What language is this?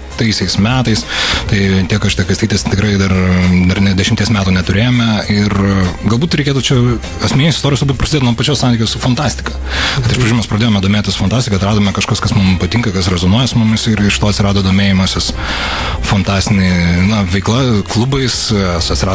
Lithuanian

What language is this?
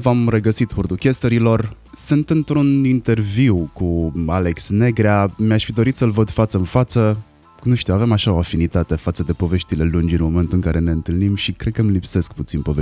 Romanian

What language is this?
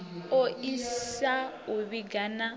Venda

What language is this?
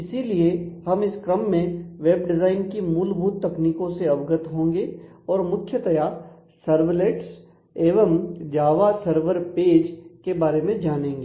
Hindi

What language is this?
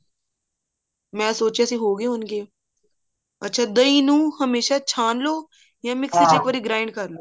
Punjabi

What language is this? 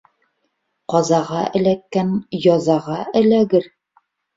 Bashkir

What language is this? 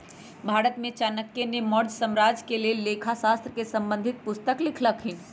Magahi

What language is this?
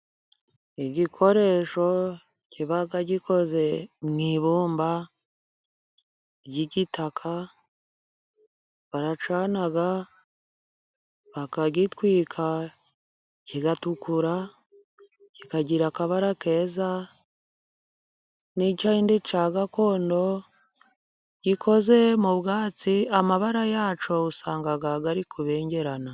Kinyarwanda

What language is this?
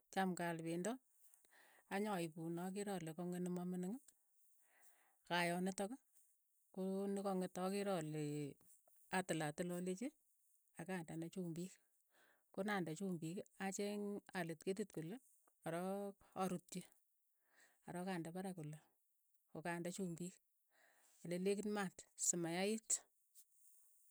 Keiyo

